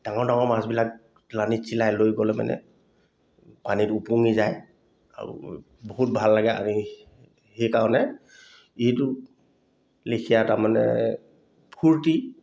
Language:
Assamese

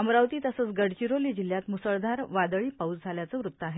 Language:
Marathi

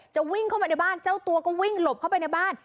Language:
Thai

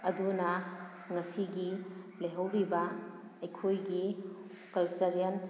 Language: Manipuri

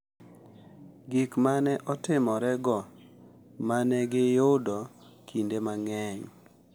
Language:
Luo (Kenya and Tanzania)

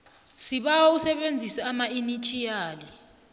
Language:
South Ndebele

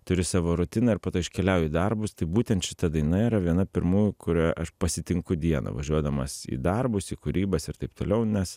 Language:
Lithuanian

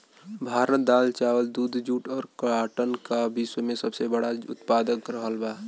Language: Bhojpuri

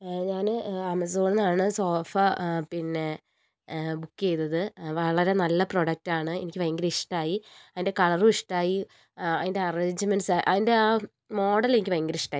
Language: Malayalam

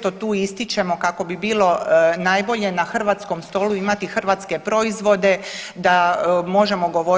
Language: Croatian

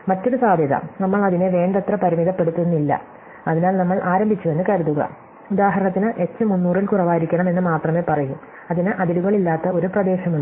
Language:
Malayalam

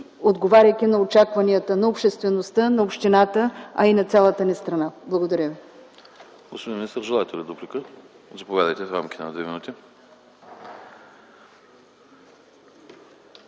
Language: Bulgarian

